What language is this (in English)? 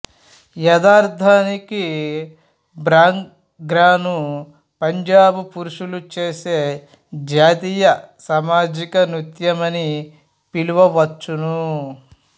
Telugu